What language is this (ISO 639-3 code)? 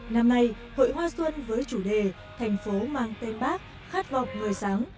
vie